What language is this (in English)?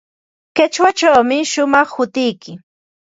Ambo-Pasco Quechua